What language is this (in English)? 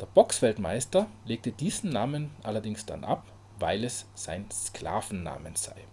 German